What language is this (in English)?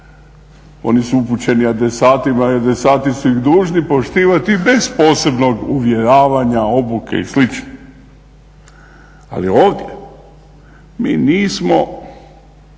Croatian